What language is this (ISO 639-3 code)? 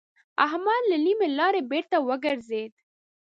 pus